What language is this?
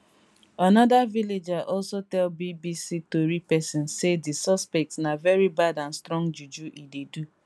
Nigerian Pidgin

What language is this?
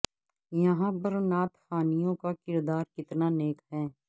Urdu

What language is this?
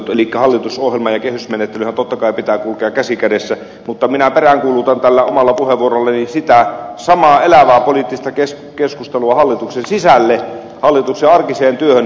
Finnish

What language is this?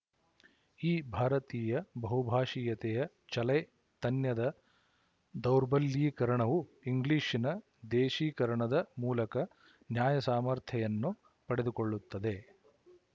Kannada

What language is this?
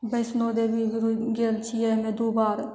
Maithili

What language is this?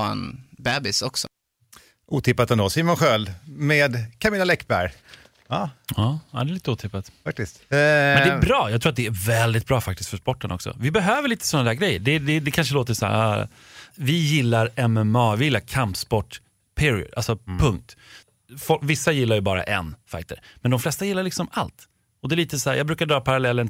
Swedish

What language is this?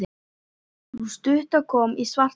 Icelandic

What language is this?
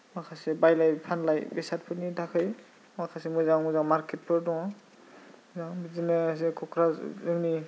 Bodo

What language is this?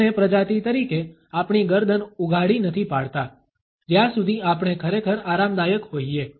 Gujarati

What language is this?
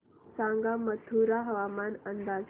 Marathi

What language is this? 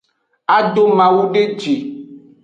Aja (Benin)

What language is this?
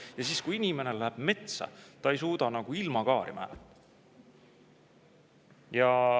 Estonian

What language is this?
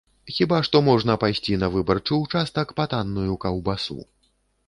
Belarusian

